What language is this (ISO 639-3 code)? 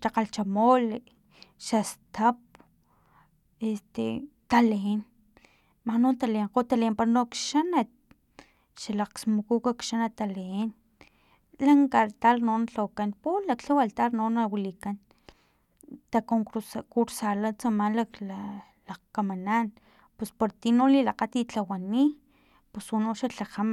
tlp